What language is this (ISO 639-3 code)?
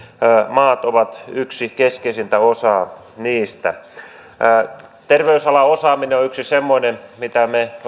fin